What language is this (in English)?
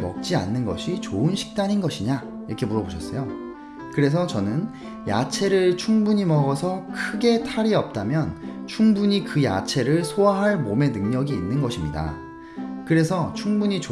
Korean